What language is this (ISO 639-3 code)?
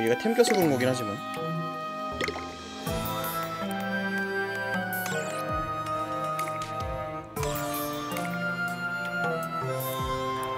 kor